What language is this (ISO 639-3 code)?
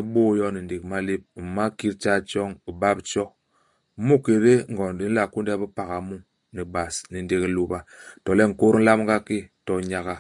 bas